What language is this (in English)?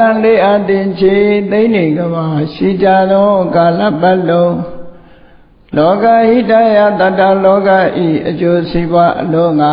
Vietnamese